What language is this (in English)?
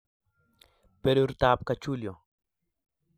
Kalenjin